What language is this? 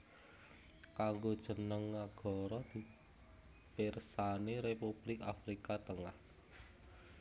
Javanese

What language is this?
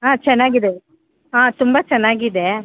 Kannada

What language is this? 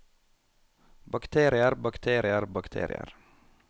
Norwegian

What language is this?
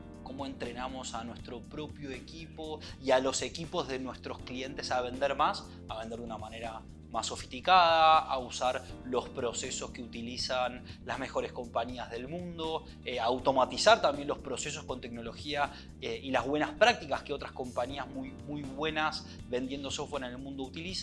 Spanish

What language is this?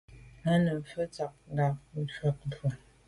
Medumba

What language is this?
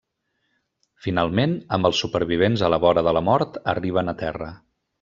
Catalan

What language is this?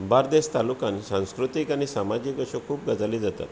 Konkani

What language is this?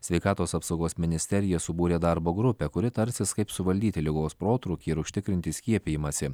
Lithuanian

